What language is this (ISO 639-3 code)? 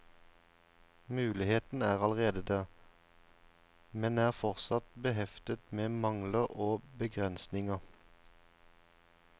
nor